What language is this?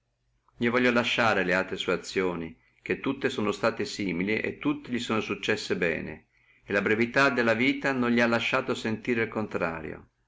Italian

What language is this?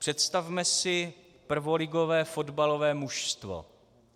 Czech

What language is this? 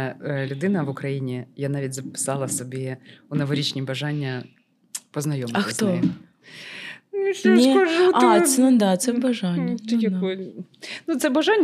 Ukrainian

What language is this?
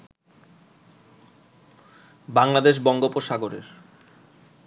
Bangla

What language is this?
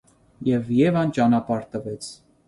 Armenian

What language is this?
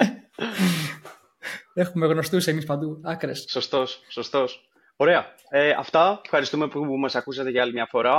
Greek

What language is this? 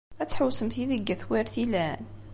Kabyle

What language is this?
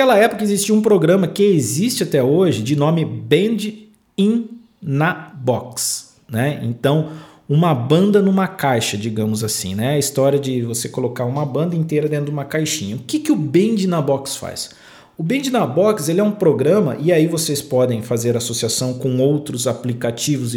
Portuguese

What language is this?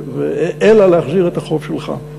Hebrew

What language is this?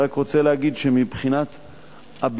Hebrew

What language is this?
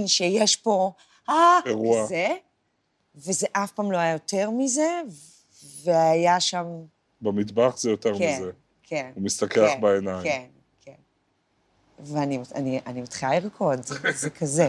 Hebrew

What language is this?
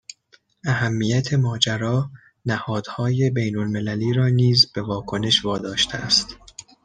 Persian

